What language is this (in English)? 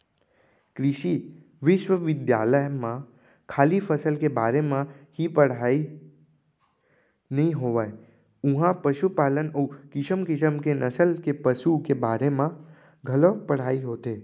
Chhattisgarhi